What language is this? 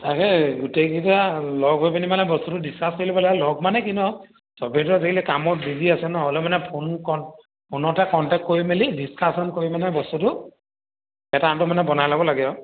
Assamese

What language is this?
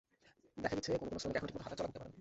Bangla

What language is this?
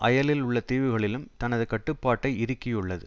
Tamil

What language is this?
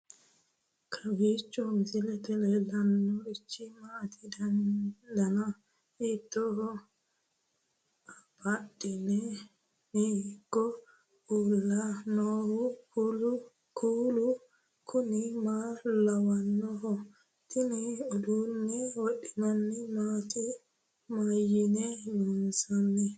Sidamo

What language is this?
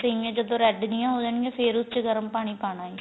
Punjabi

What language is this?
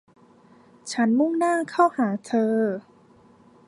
Thai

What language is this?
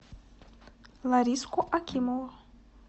Russian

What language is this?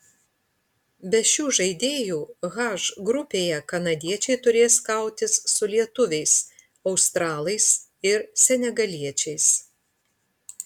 Lithuanian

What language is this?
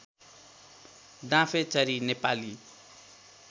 Nepali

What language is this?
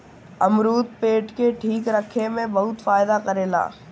Bhojpuri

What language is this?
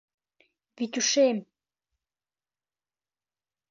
Mari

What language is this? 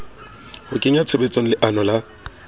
Southern Sotho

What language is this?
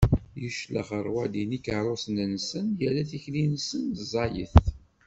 Kabyle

